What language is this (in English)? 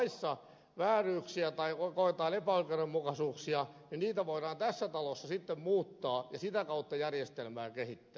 Finnish